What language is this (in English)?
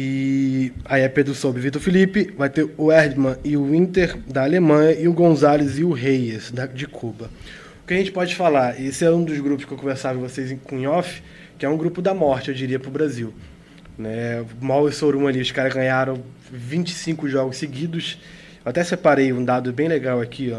Portuguese